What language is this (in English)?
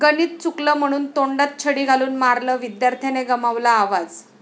Marathi